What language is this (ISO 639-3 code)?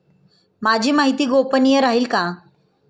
mar